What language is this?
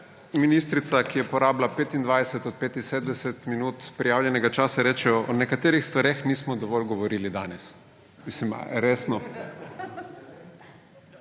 Slovenian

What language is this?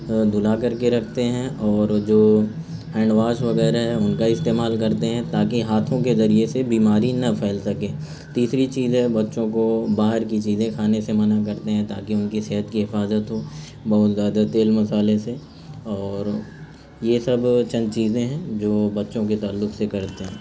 Urdu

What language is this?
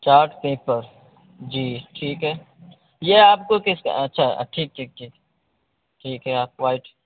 Urdu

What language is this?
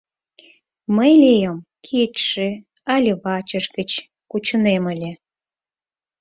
Mari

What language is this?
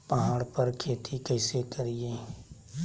Magahi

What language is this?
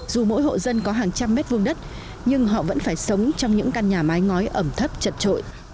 Vietnamese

